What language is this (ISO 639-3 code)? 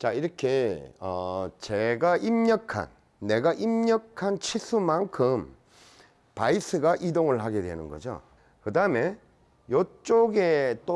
kor